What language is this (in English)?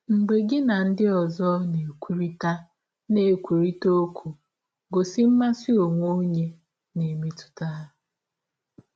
Igbo